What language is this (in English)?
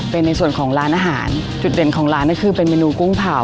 Thai